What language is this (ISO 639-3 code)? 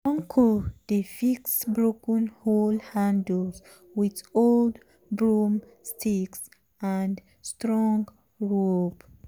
pcm